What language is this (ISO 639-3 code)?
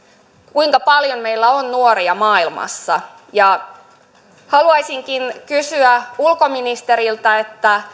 fin